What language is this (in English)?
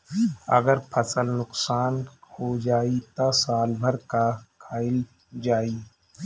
Bhojpuri